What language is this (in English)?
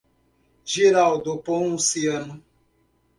Portuguese